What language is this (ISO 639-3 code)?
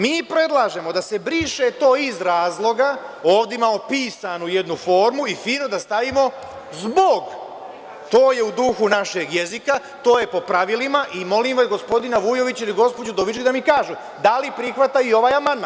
srp